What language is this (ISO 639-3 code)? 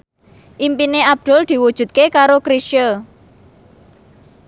jav